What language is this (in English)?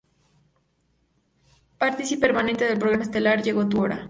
Spanish